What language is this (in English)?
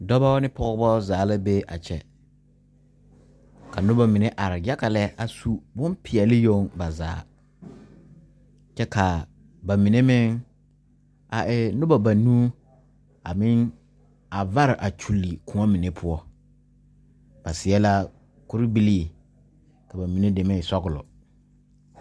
Southern Dagaare